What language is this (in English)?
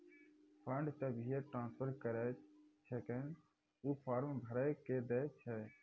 Maithili